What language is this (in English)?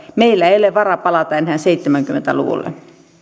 Finnish